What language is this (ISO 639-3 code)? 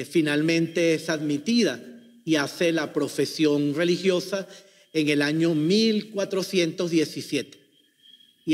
spa